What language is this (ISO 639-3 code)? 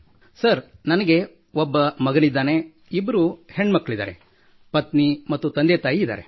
kan